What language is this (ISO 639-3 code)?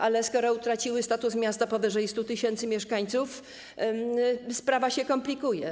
pol